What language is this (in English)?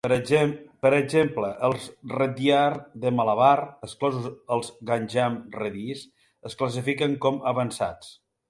Catalan